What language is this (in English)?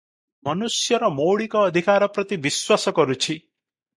Odia